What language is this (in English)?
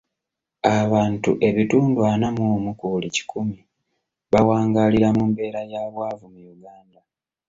Ganda